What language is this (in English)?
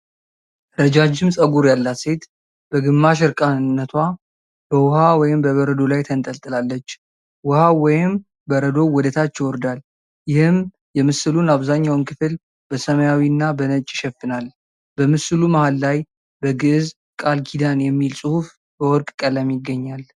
Amharic